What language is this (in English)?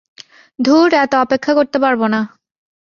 Bangla